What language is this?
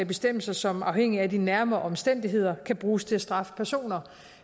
Danish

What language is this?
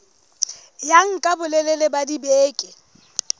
Southern Sotho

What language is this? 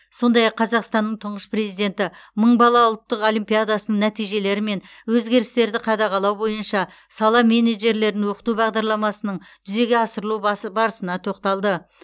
Kazakh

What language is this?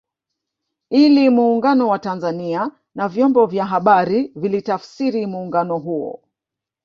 Swahili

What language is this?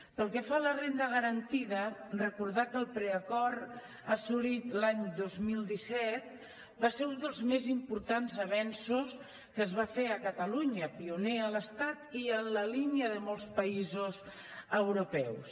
Catalan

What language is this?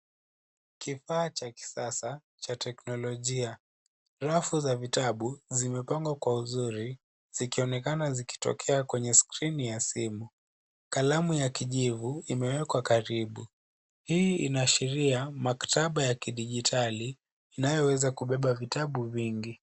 Swahili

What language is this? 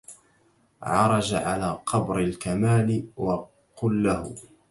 Arabic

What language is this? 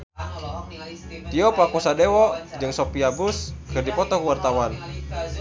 Sundanese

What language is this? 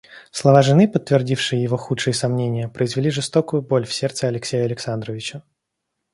Russian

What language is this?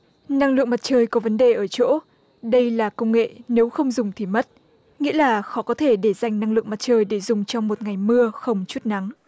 Vietnamese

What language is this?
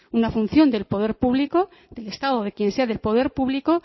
Spanish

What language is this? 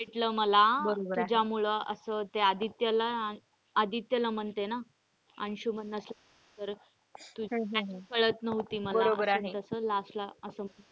Marathi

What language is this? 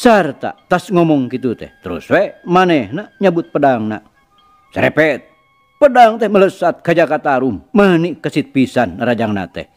Indonesian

